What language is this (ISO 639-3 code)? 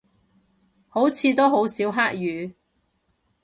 yue